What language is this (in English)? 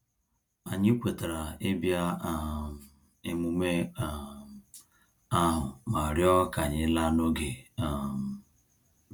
Igbo